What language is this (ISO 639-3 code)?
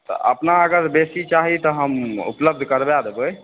mai